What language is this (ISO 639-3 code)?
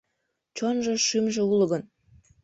chm